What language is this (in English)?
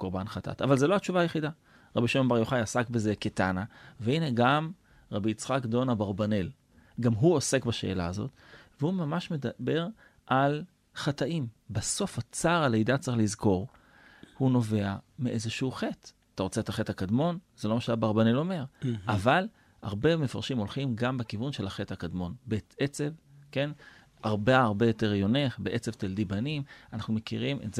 Hebrew